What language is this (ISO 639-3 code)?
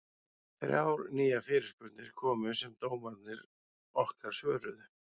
isl